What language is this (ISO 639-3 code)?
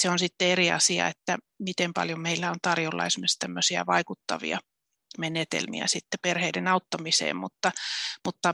fin